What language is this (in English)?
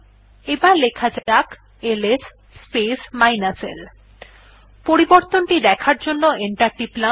Bangla